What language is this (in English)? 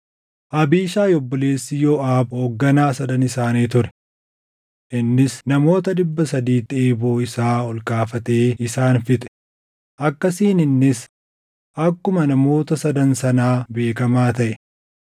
Oromo